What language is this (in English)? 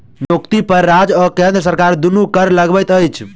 Maithili